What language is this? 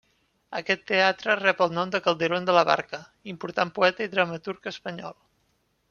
Catalan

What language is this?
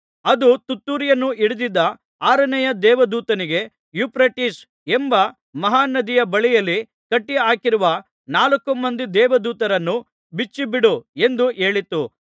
Kannada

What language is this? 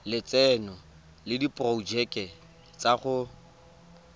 Tswana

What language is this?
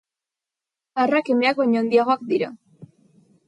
Basque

